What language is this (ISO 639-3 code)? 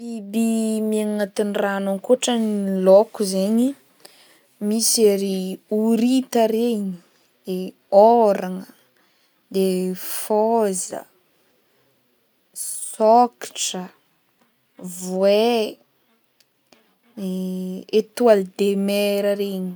bmm